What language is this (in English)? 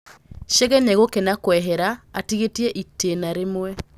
Kikuyu